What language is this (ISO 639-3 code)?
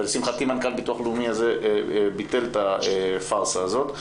heb